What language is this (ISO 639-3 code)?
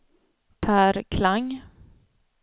swe